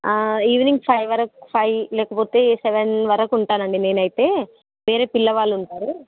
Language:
Telugu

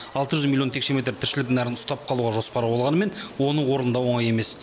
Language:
Kazakh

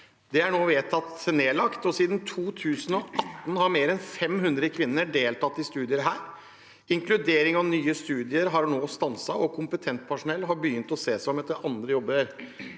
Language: Norwegian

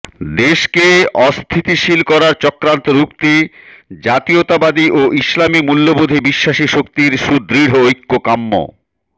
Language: Bangla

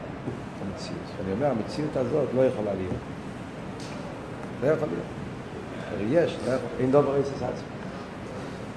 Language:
Hebrew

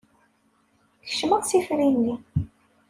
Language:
Kabyle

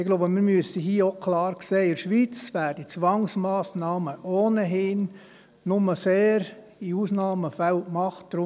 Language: Swiss German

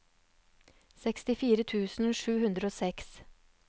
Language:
Norwegian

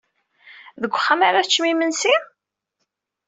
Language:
Kabyle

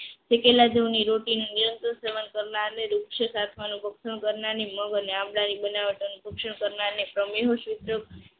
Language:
Gujarati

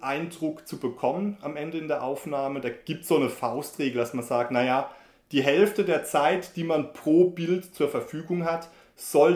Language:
German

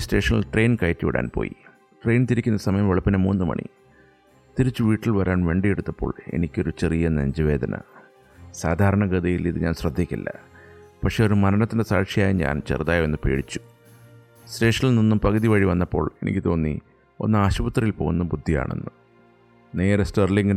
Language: Malayalam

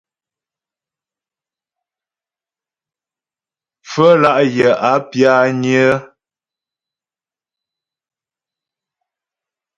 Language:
Ghomala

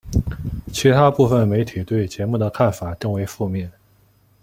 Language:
Chinese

